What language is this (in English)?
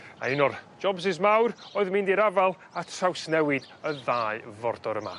Welsh